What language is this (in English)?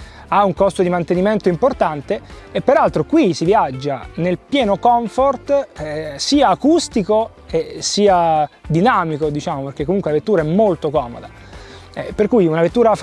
Italian